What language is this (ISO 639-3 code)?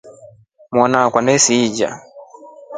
rof